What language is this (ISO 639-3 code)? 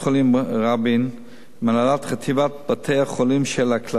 heb